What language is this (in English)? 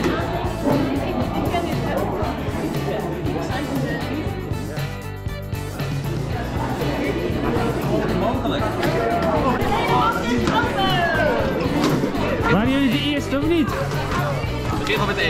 Dutch